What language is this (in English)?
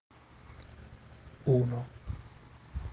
Russian